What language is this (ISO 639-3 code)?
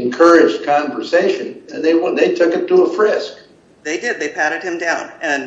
eng